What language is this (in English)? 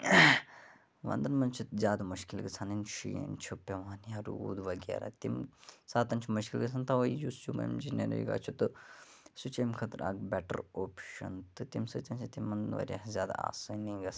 Kashmiri